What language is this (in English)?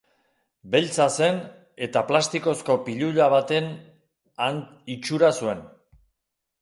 Basque